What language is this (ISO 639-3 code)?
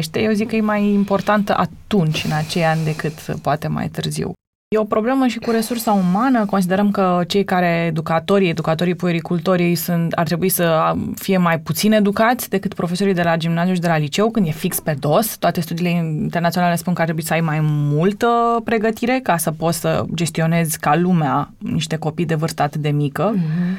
ron